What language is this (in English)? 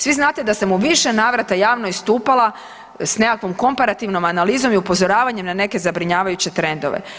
Croatian